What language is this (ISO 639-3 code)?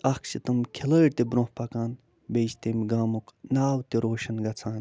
kas